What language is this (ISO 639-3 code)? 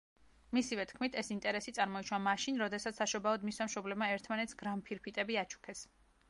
kat